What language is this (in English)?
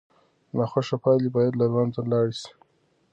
Pashto